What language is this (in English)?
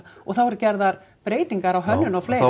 Icelandic